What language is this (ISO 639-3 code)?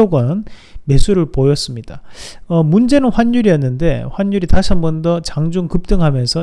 kor